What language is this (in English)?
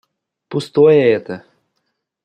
Russian